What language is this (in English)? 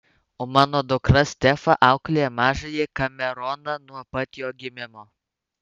Lithuanian